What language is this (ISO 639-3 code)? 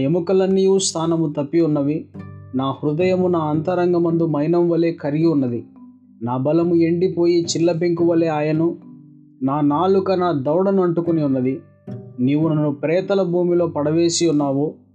tel